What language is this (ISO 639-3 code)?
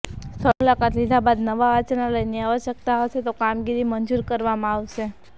guj